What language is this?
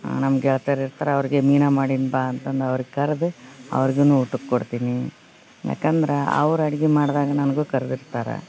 Kannada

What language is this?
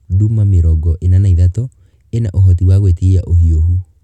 Kikuyu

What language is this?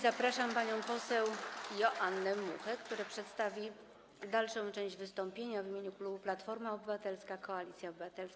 Polish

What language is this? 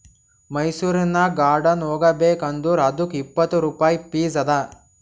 Kannada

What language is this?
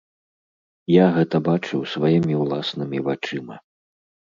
Belarusian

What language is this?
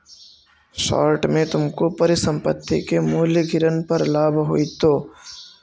Magahi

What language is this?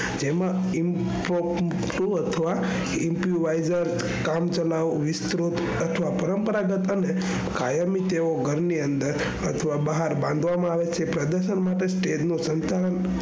Gujarati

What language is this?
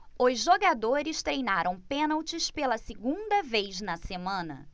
Portuguese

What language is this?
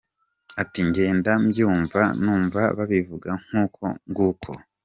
Kinyarwanda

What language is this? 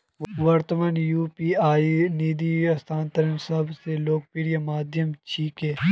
Magahi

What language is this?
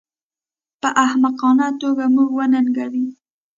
Pashto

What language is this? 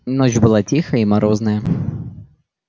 Russian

